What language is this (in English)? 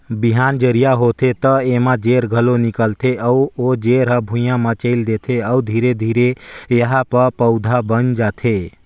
Chhattisgarhi